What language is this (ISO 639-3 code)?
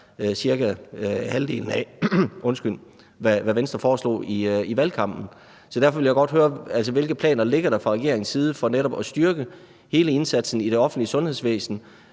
dan